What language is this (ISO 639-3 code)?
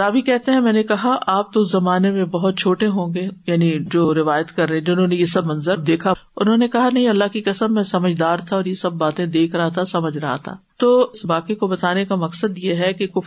urd